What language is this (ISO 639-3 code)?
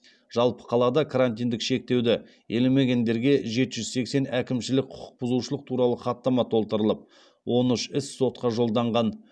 kaz